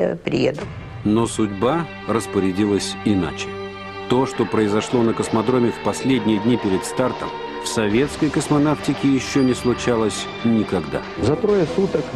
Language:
Russian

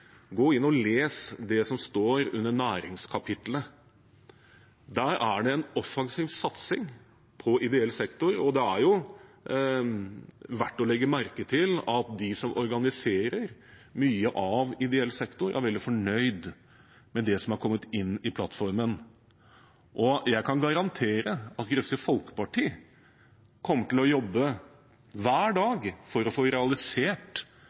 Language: Norwegian Bokmål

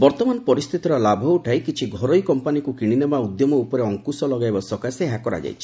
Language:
Odia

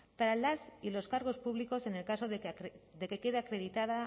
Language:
Spanish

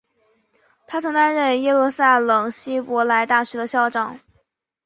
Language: Chinese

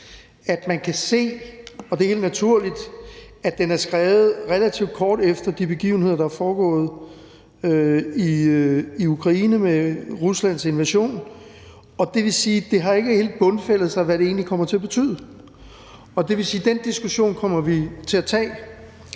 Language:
Danish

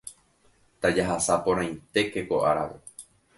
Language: Guarani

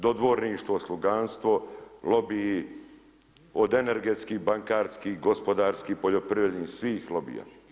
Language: Croatian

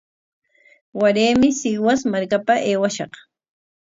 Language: Corongo Ancash Quechua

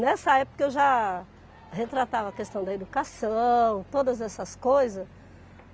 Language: Portuguese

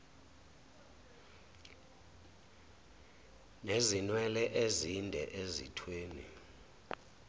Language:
Zulu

